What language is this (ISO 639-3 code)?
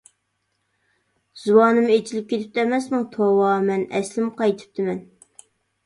uig